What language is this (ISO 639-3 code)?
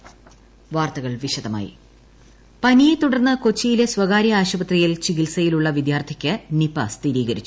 mal